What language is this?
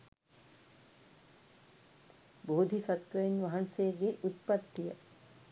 Sinhala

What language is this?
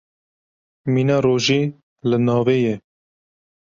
Kurdish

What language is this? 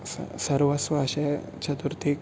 Konkani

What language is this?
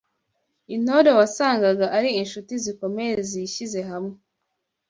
Kinyarwanda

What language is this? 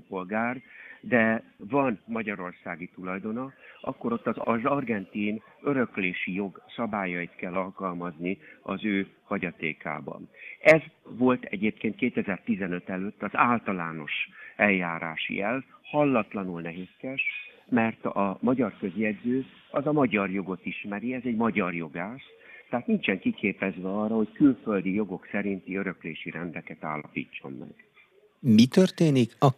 Hungarian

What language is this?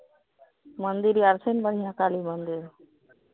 Maithili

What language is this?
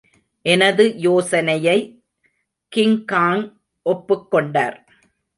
Tamil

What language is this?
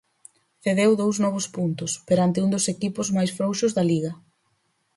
Galician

